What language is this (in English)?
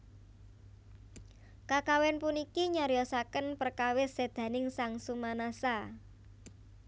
Javanese